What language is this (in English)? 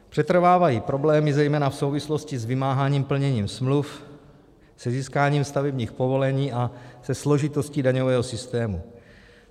Czech